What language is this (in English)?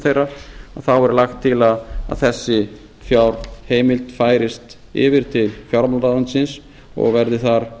Icelandic